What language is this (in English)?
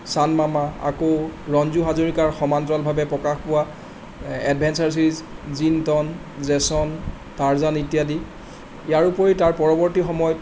Assamese